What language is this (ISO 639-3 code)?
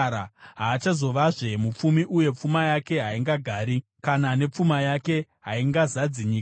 sna